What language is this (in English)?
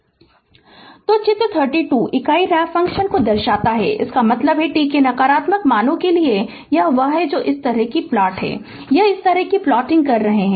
Hindi